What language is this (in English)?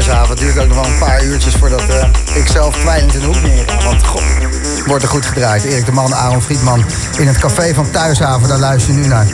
Dutch